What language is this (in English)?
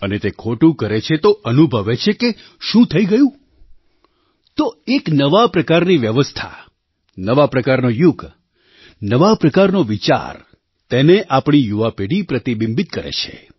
Gujarati